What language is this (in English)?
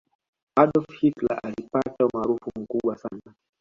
Swahili